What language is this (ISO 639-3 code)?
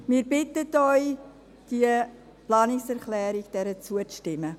gsw